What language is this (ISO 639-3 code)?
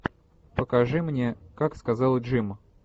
rus